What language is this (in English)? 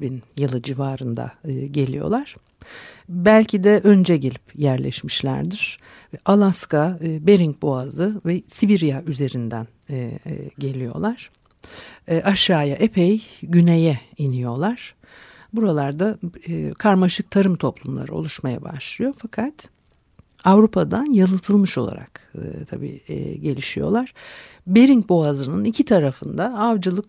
Turkish